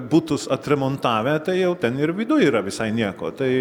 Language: Lithuanian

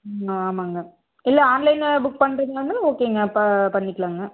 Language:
Tamil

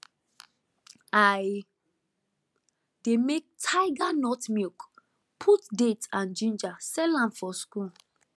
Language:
Nigerian Pidgin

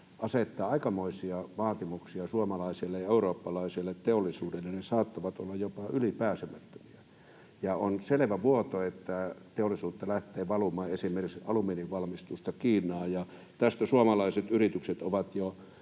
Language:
Finnish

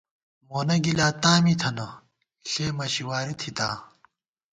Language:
Gawar-Bati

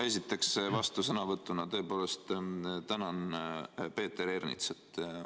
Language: Estonian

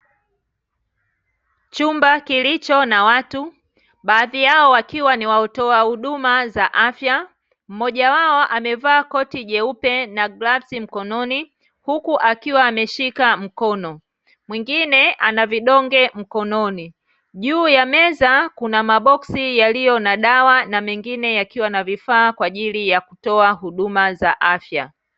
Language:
Swahili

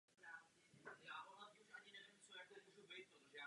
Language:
Czech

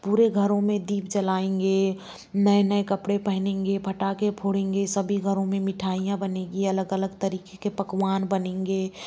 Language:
Hindi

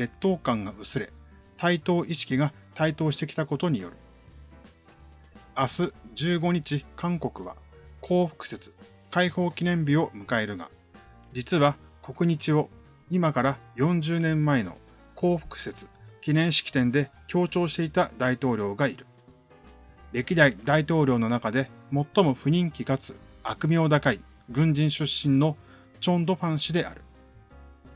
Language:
Japanese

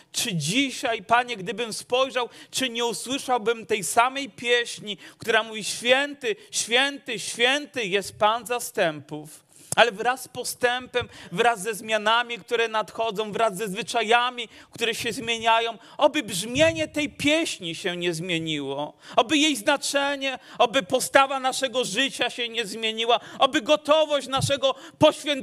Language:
Polish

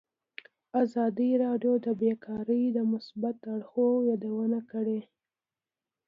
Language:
Pashto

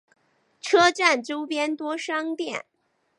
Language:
Chinese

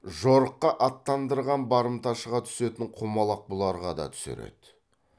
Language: Kazakh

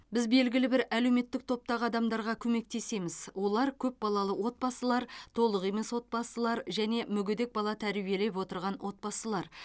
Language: Kazakh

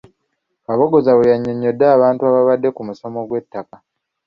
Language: Ganda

